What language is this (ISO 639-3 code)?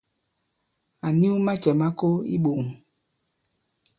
abb